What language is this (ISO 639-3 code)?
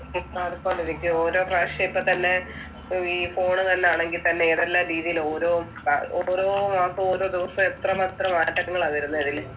mal